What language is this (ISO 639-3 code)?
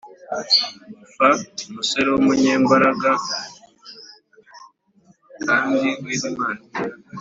kin